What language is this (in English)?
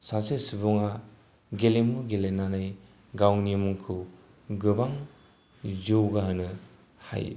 Bodo